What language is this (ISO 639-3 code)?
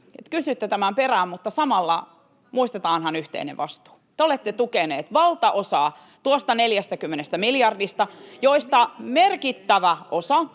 fin